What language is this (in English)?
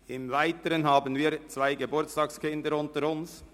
Swiss German